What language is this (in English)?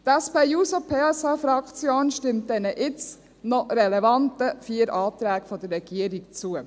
Swiss German